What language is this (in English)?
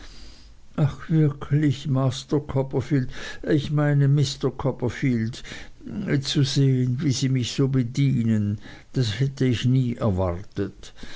German